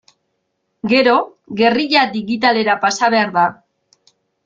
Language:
Basque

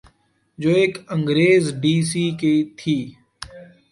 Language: Urdu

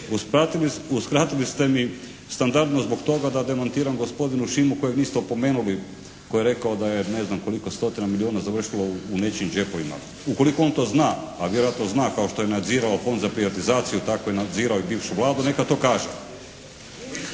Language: Croatian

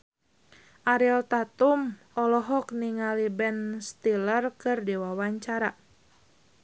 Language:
Sundanese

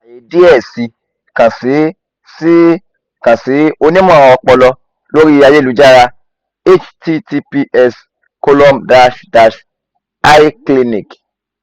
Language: Yoruba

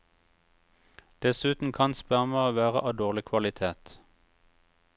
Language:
Norwegian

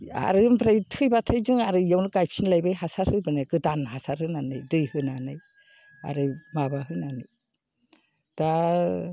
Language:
Bodo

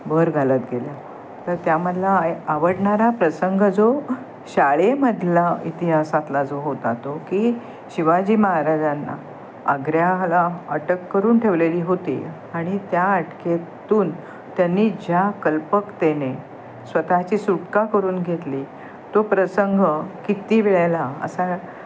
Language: Marathi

